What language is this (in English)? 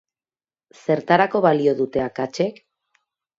Basque